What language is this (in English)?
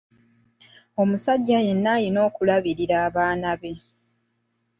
Ganda